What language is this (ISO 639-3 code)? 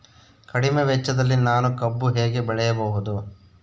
kan